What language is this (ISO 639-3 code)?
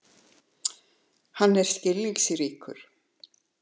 isl